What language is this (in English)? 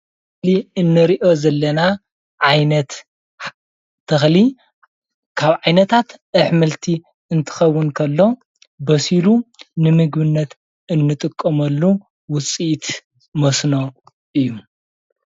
Tigrinya